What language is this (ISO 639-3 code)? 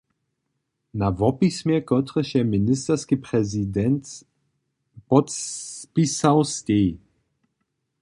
hsb